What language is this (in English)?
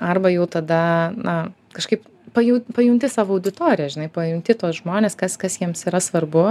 Lithuanian